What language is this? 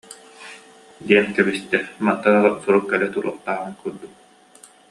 Yakut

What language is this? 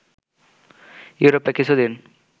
Bangla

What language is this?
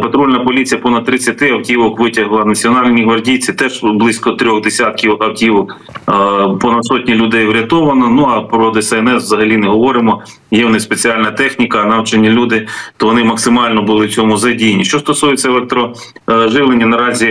Ukrainian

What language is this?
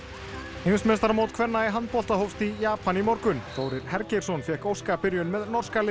Icelandic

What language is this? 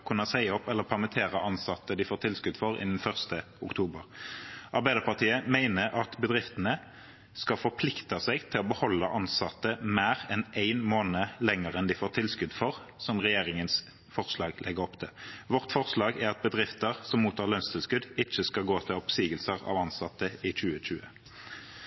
Norwegian Bokmål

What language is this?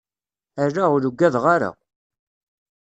Kabyle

